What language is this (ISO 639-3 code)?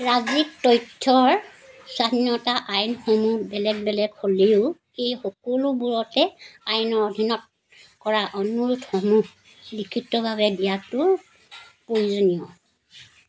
asm